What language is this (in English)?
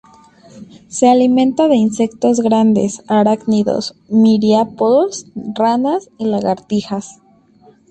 Spanish